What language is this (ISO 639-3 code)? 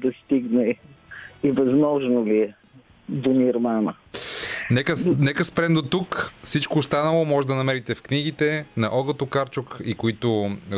bul